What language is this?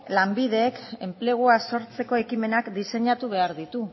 Basque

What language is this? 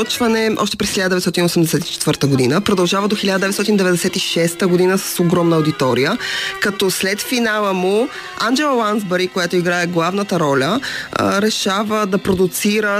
Bulgarian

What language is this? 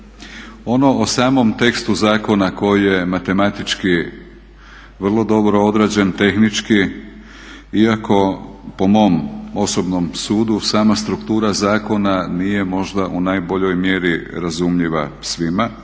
Croatian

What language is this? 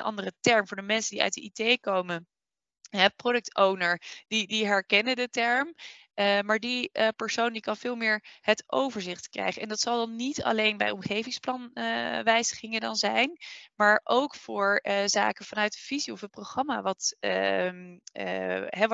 Dutch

